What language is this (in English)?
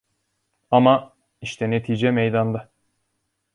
Turkish